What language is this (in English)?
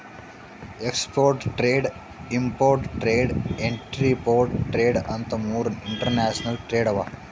Kannada